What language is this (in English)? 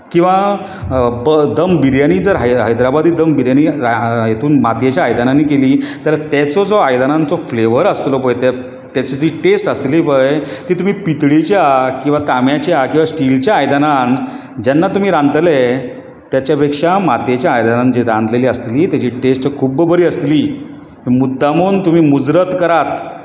Konkani